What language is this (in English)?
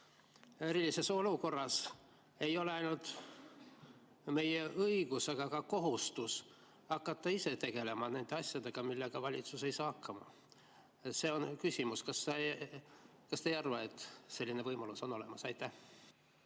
Estonian